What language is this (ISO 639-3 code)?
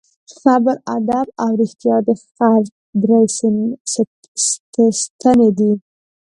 pus